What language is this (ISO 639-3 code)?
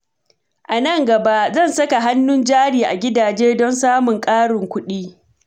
hau